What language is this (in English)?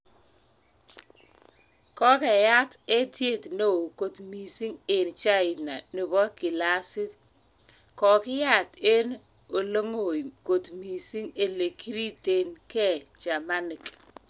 Kalenjin